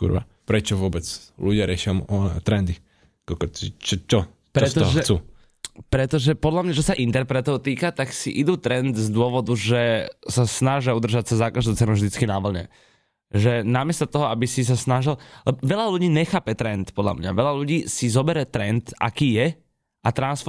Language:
Slovak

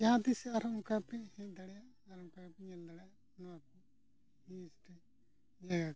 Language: Santali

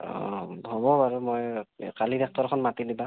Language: Assamese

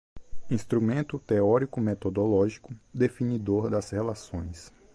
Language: Portuguese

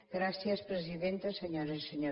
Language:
Catalan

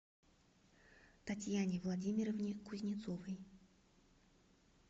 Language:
Russian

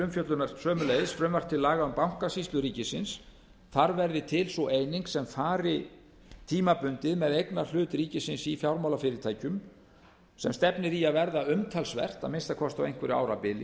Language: Icelandic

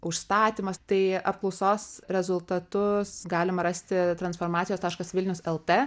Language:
Lithuanian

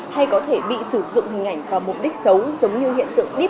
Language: Vietnamese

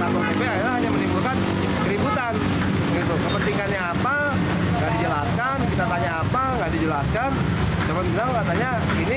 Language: Indonesian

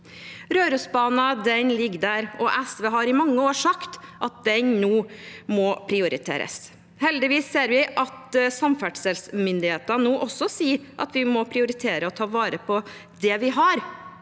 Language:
Norwegian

